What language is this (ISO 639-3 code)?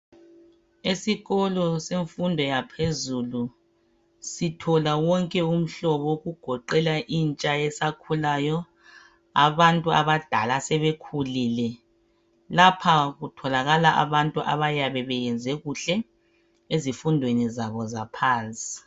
nde